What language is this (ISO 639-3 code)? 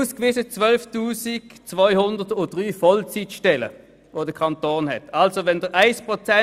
gsw